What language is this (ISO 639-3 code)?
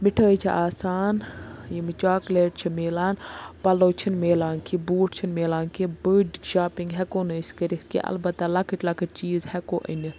kas